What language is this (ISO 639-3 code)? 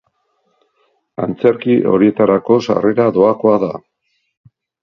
eus